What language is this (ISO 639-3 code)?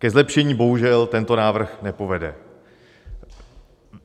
ces